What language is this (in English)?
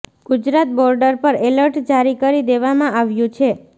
Gujarati